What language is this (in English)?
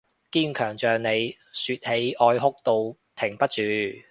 Cantonese